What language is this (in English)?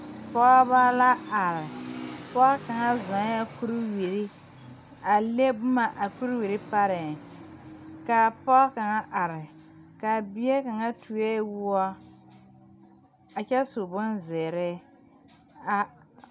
Southern Dagaare